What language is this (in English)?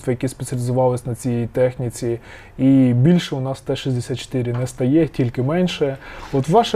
Ukrainian